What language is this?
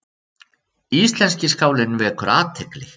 Icelandic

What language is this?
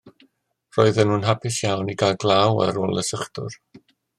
Welsh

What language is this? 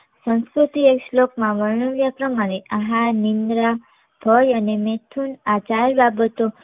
Gujarati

